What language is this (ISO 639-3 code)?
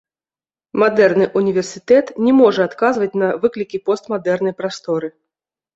bel